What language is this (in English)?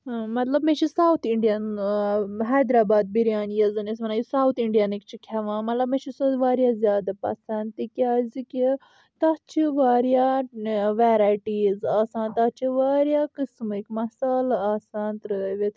Kashmiri